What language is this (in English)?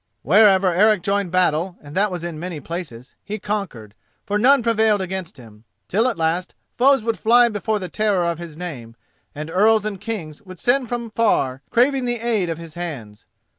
English